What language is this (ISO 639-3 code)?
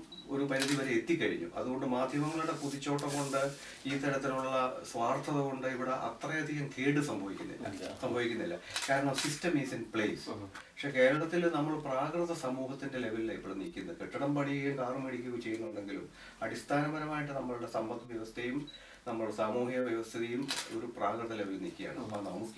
mal